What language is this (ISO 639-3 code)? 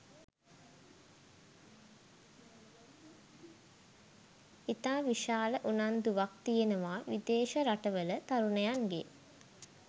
sin